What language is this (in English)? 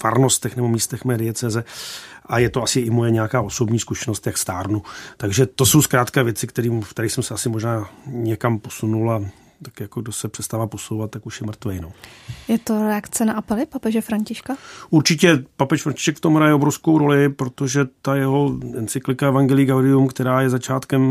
Czech